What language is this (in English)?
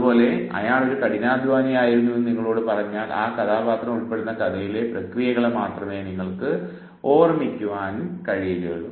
Malayalam